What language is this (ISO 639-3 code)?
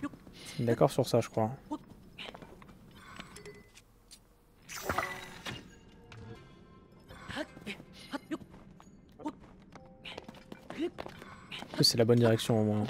fra